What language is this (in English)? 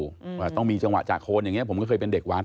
Thai